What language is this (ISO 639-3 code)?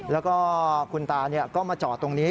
tha